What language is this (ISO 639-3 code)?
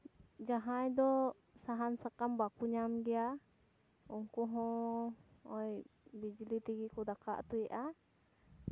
sat